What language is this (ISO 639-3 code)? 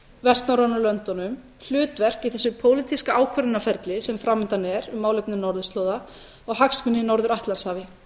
isl